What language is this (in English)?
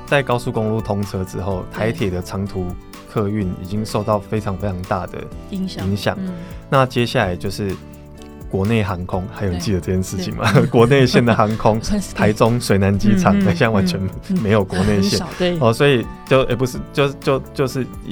Chinese